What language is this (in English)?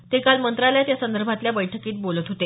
Marathi